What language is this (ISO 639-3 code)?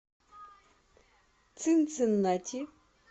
rus